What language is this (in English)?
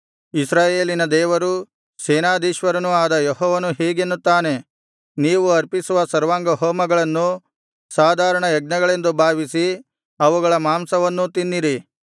Kannada